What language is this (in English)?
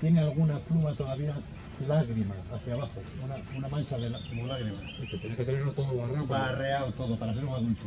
Spanish